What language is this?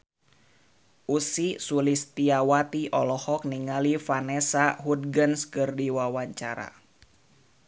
Sundanese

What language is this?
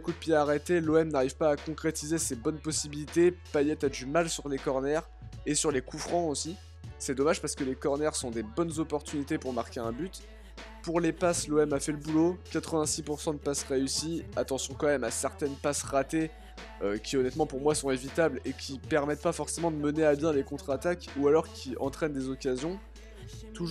French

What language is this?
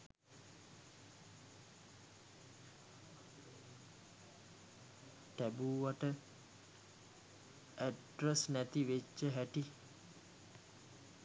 Sinhala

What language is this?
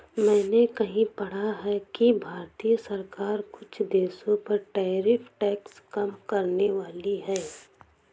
Hindi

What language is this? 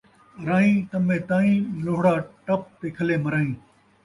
Saraiki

